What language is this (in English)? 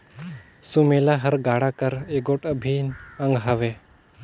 Chhattisgarhi